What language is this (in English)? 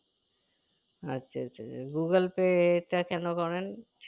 Bangla